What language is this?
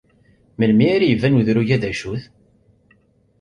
Kabyle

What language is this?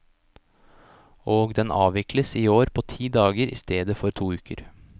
Norwegian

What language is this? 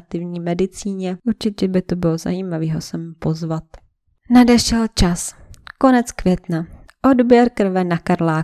Czech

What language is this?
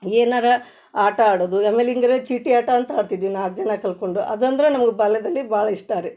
Kannada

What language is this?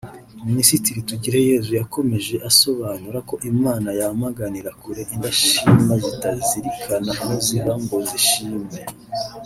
Kinyarwanda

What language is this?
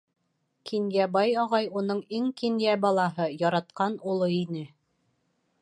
Bashkir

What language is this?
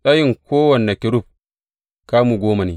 Hausa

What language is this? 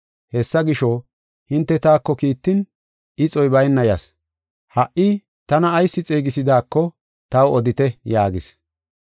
Gofa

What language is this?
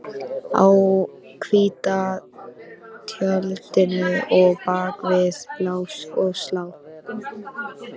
Icelandic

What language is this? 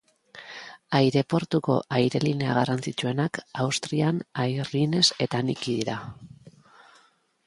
Basque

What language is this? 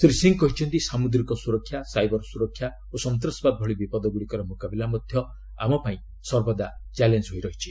Odia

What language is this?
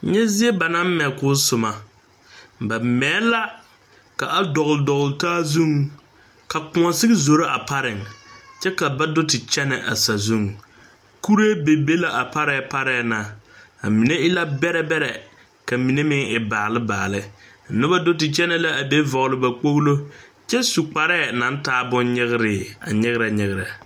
Southern Dagaare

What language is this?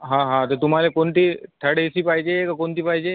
Marathi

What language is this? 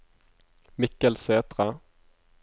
Norwegian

